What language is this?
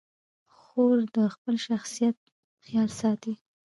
Pashto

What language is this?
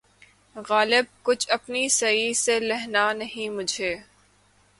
Urdu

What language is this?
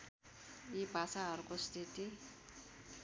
Nepali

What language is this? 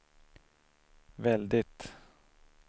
Swedish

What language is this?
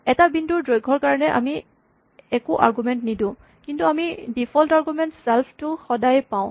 Assamese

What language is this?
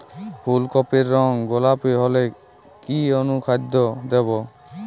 Bangla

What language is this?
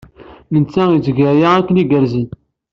Kabyle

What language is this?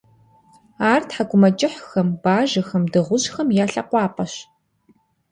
Kabardian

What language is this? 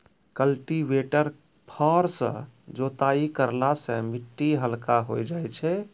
Maithili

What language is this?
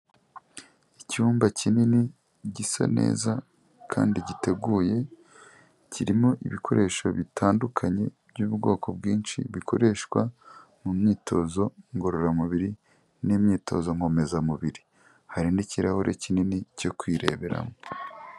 Kinyarwanda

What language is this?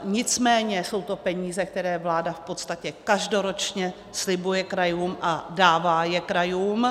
Czech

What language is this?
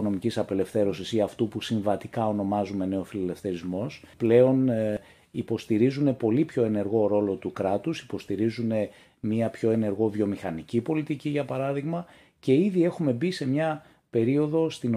Greek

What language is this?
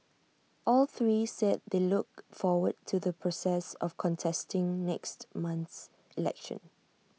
English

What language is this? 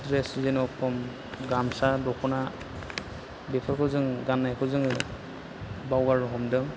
Bodo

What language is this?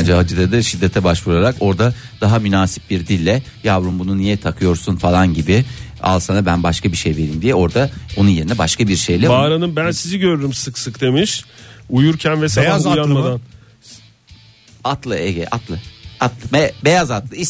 Turkish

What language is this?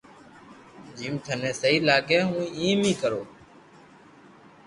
Loarki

